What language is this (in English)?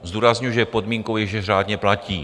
Czech